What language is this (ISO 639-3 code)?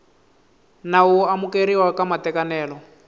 tso